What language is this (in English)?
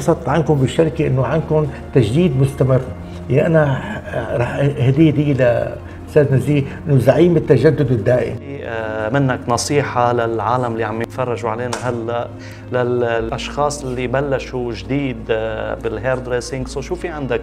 Arabic